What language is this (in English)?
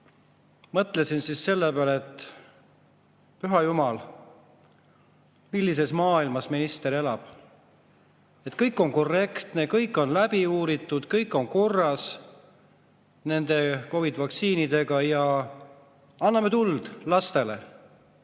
Estonian